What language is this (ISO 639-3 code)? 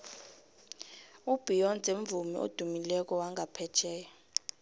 nbl